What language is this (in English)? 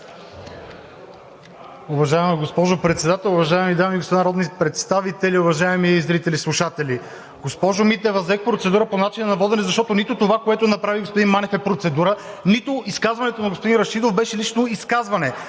Bulgarian